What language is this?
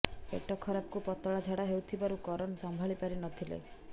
Odia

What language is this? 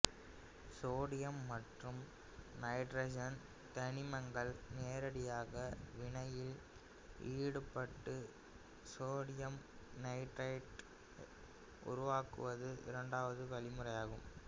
Tamil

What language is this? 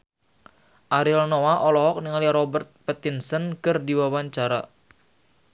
Sundanese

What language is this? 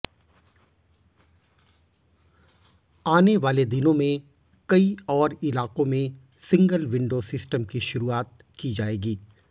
Hindi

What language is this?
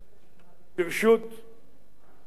Hebrew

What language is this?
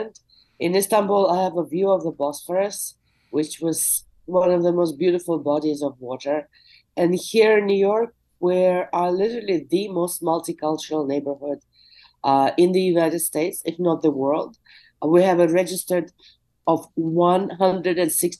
English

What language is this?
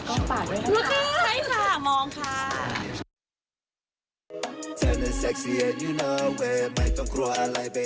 Thai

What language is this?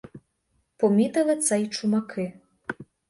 Ukrainian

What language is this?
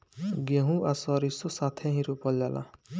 Bhojpuri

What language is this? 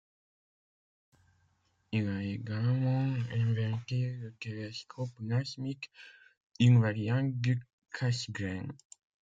French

